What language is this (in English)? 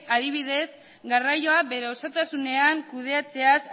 Basque